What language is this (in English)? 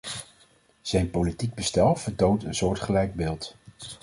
Dutch